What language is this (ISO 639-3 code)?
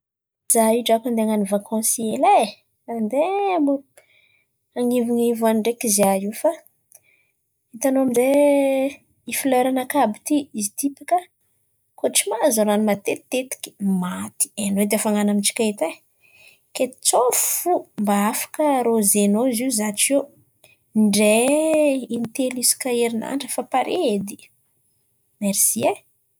xmv